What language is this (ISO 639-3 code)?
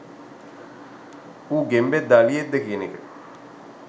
sin